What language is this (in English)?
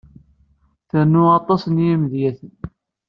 Kabyle